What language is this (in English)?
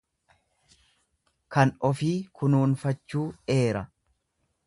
Oromo